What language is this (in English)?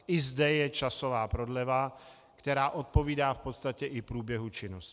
Czech